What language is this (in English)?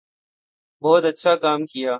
Urdu